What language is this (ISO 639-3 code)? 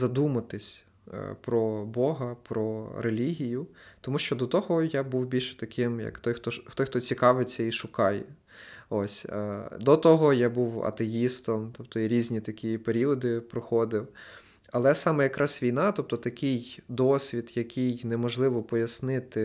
ukr